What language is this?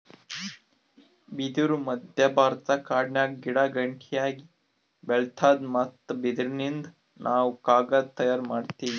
Kannada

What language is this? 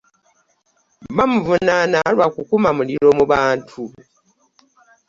Ganda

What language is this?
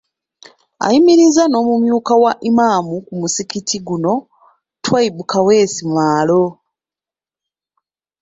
Ganda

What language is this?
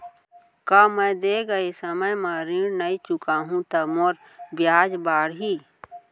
Chhattisgarhi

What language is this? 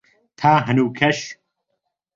Central Kurdish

